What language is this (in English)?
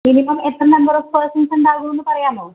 Malayalam